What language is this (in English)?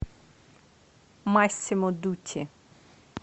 Russian